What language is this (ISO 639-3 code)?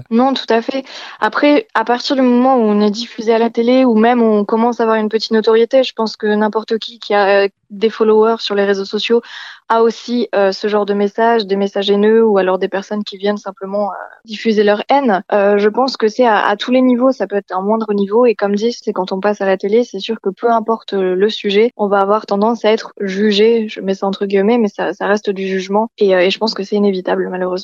fra